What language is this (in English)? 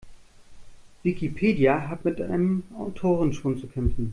German